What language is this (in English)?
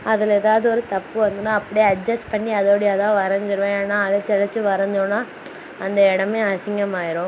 Tamil